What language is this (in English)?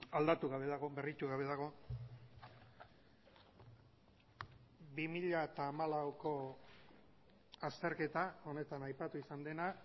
Basque